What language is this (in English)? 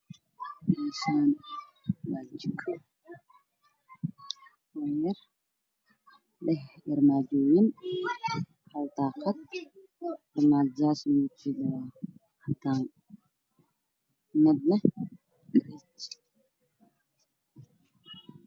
Somali